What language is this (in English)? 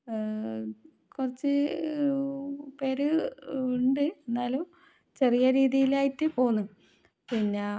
Malayalam